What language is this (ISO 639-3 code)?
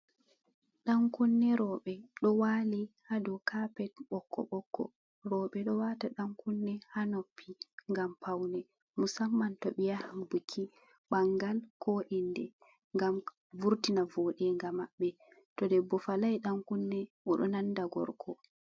ful